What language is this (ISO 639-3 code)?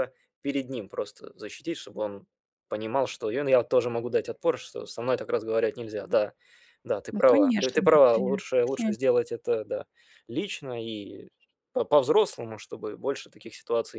rus